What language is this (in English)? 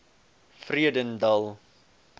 Afrikaans